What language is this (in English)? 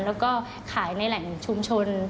Thai